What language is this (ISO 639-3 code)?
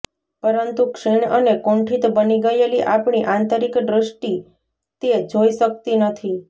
guj